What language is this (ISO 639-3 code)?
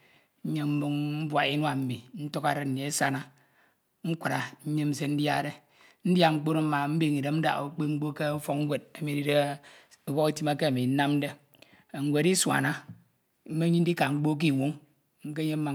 itw